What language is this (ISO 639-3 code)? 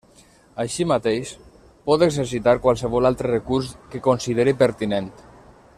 cat